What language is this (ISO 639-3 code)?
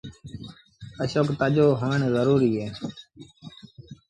sbn